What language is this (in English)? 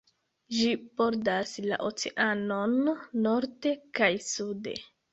Esperanto